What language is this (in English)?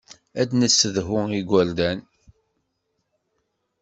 Kabyle